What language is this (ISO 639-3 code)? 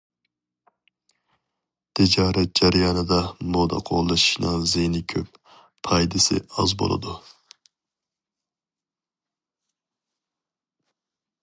uig